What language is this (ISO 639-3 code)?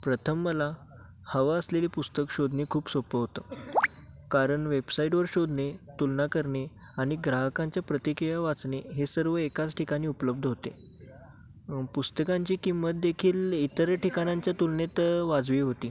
mar